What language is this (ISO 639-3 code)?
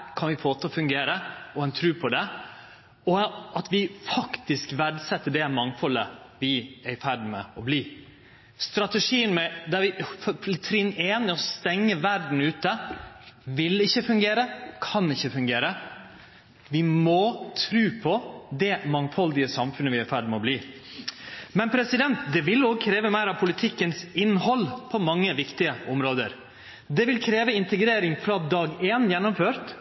nno